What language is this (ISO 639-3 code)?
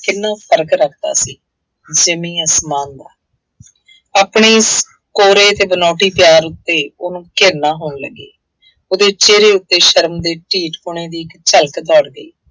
pan